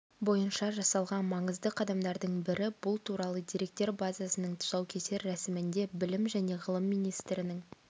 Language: Kazakh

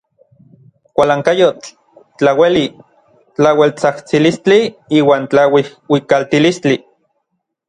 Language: Orizaba Nahuatl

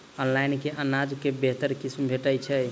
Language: Maithili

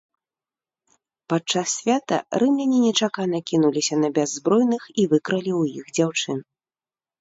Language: Belarusian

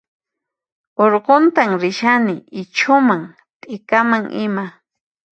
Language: Puno Quechua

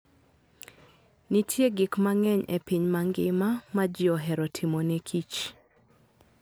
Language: Luo (Kenya and Tanzania)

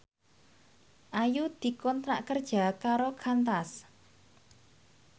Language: Javanese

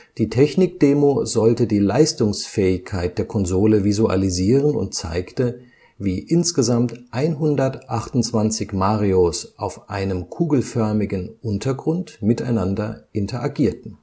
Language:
German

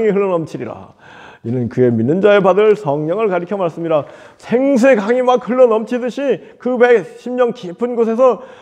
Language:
Korean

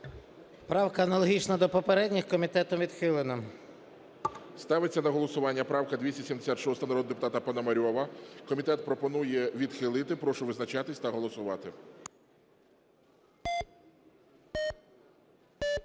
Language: Ukrainian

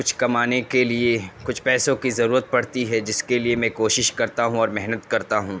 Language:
Urdu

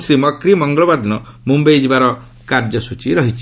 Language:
Odia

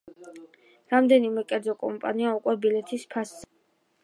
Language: Georgian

